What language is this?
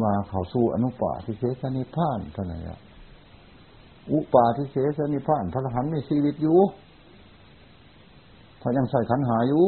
Thai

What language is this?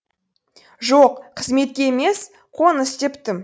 Kazakh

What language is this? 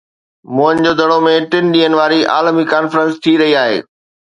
Sindhi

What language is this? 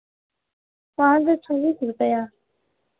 Hindi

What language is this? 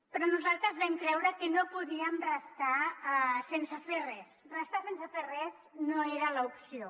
Catalan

